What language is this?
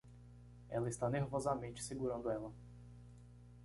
Portuguese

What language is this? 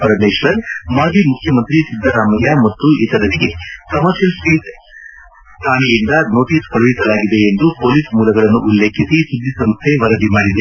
Kannada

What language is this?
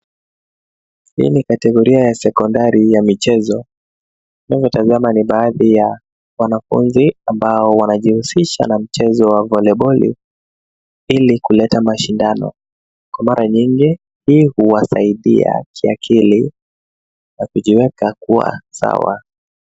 Swahili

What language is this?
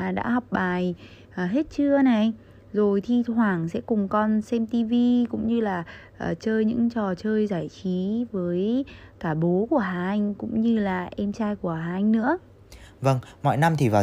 Vietnamese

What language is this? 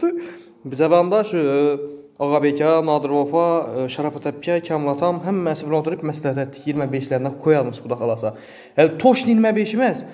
Turkish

